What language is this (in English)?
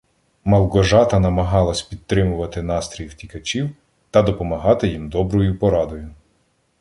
Ukrainian